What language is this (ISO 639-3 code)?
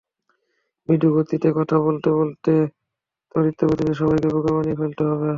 ben